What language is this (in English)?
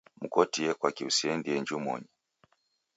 Taita